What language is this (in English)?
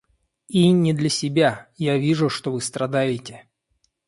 Russian